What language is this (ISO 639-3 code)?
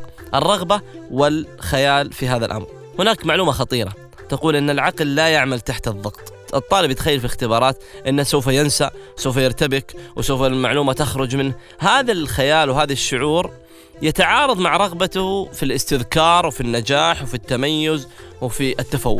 ara